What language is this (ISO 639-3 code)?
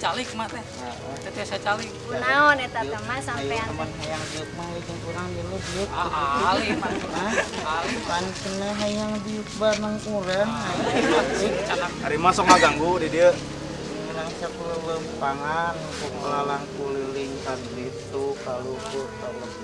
ind